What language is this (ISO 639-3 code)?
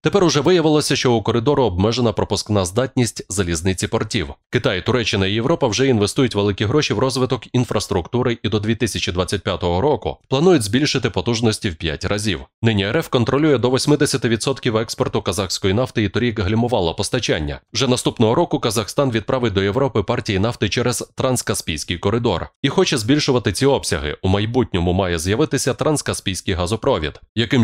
ukr